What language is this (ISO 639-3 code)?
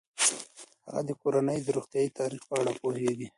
pus